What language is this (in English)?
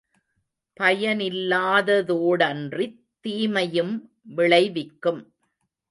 Tamil